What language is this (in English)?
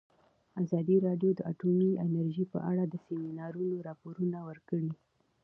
Pashto